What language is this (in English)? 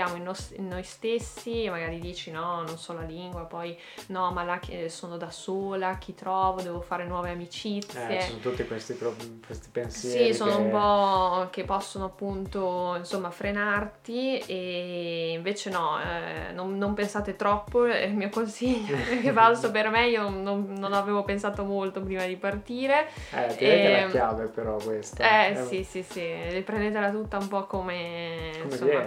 Italian